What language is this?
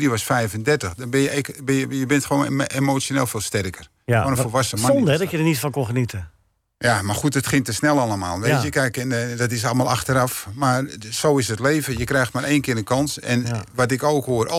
Dutch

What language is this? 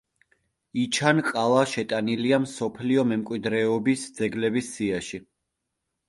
Georgian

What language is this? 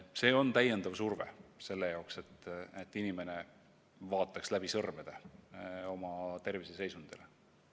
Estonian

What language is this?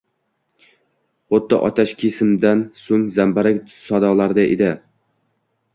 Uzbek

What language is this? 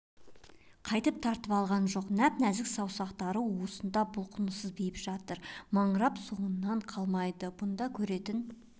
Kazakh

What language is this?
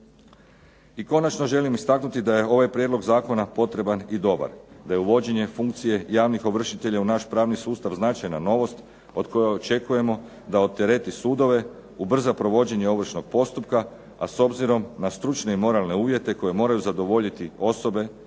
Croatian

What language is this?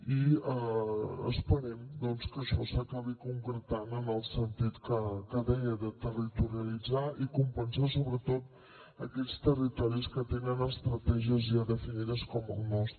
Catalan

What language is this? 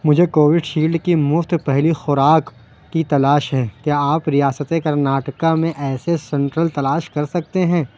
Urdu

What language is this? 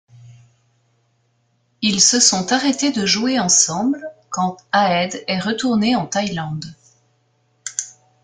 French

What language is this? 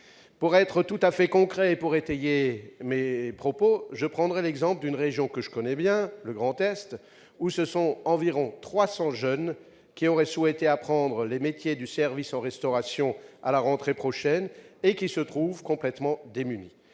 French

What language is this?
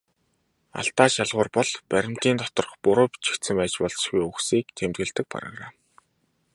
Mongolian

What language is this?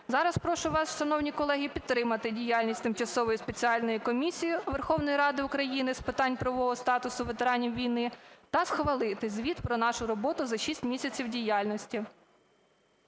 Ukrainian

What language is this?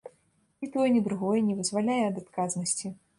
Belarusian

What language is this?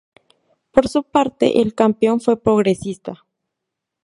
Spanish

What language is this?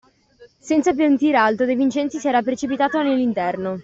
Italian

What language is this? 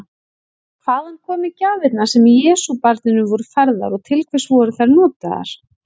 Icelandic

